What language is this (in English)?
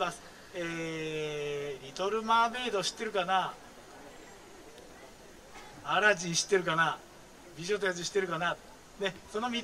Japanese